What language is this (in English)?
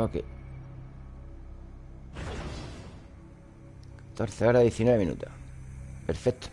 Spanish